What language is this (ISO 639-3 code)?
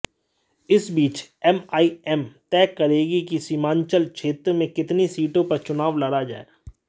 hin